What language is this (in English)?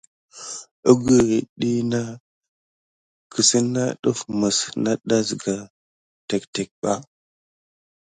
Gidar